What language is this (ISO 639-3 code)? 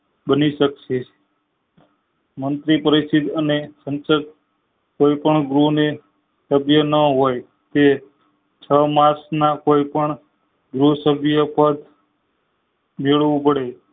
guj